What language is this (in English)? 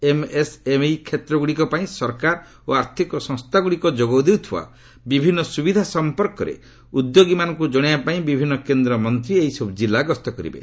Odia